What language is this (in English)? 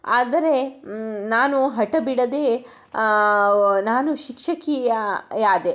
Kannada